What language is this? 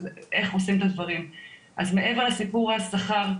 Hebrew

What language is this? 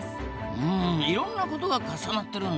Japanese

